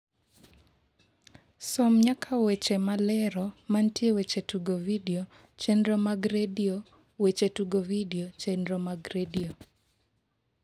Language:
Luo (Kenya and Tanzania)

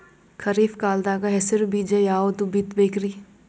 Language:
Kannada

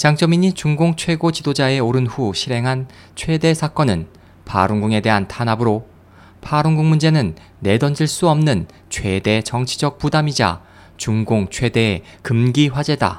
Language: Korean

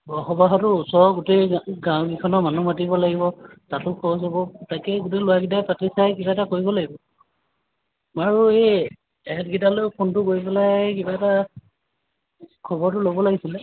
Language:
Assamese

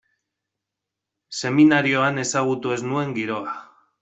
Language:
Basque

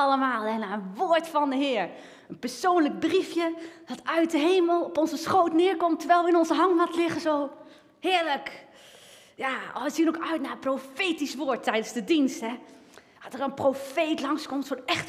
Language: Dutch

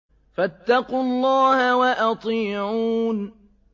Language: Arabic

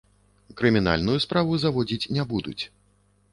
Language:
Belarusian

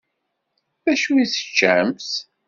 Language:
Kabyle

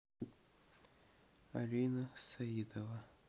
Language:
Russian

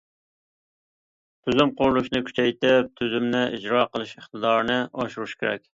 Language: Uyghur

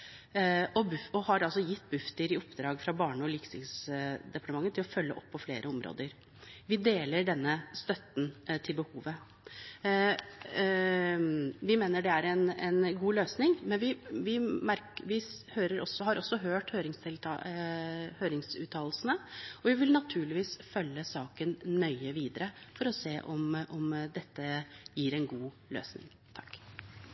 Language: Norwegian Bokmål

